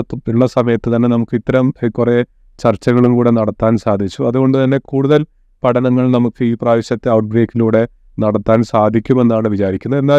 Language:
Malayalam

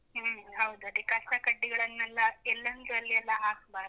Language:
Kannada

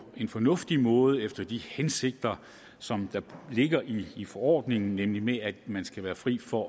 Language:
Danish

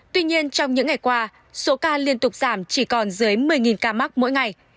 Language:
Vietnamese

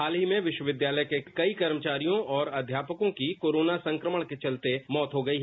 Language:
Hindi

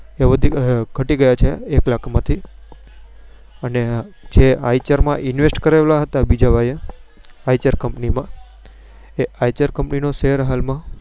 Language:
Gujarati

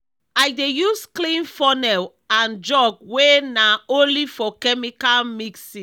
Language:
Nigerian Pidgin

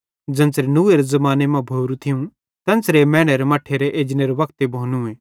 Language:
Bhadrawahi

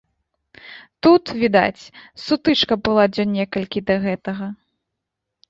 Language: Belarusian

